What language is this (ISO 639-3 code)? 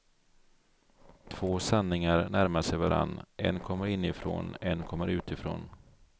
swe